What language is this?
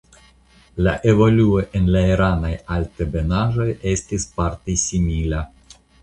Esperanto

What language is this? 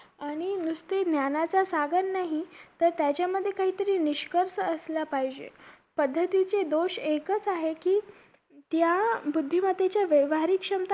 Marathi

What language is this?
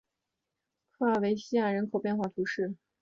Chinese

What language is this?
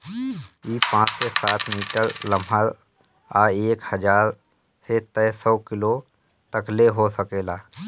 Bhojpuri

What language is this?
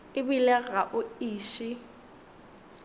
Northern Sotho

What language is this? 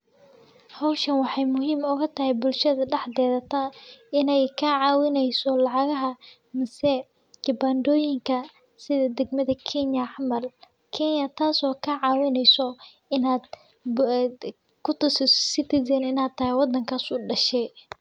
Somali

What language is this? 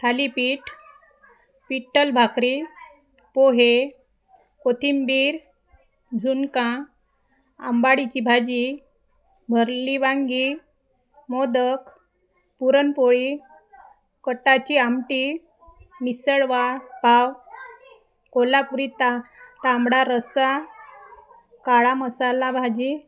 Marathi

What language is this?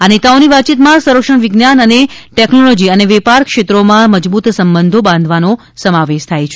Gujarati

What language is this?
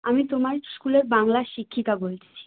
Bangla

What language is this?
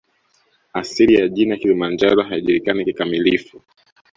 Swahili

